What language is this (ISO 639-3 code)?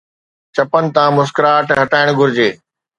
snd